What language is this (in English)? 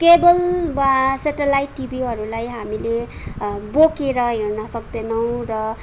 Nepali